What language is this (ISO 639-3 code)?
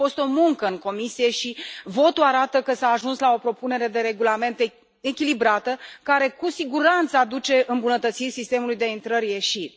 ron